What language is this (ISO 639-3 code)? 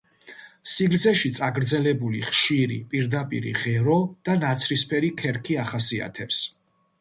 kat